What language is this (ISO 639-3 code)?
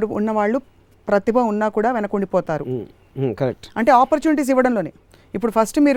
tel